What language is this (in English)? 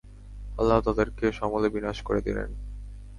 Bangla